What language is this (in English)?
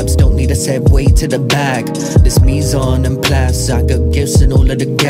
English